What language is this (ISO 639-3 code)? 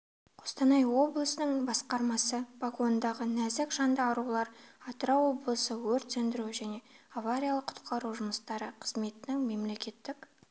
kaz